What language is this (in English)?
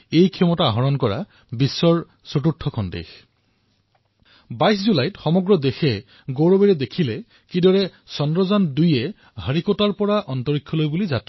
Assamese